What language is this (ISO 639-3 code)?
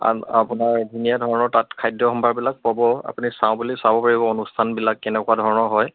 asm